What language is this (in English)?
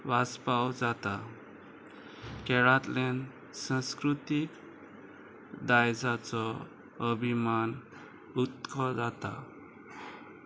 Konkani